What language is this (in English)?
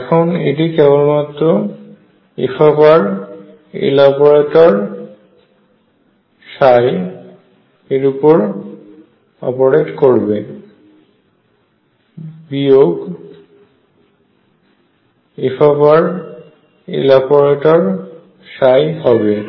Bangla